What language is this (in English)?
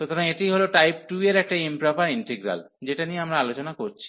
Bangla